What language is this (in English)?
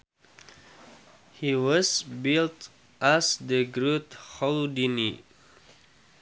Sundanese